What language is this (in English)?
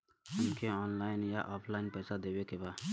Bhojpuri